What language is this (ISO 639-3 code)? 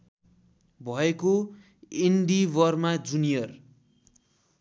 nep